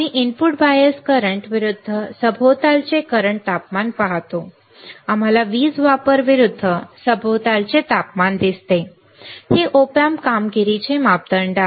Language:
Marathi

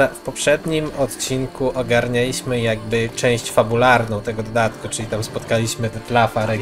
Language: Polish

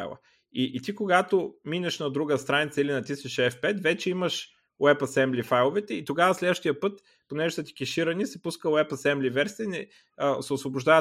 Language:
Bulgarian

